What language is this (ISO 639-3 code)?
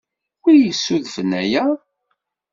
kab